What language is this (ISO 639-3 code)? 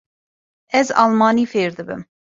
kur